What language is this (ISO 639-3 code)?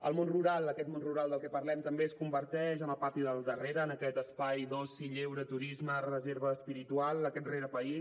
cat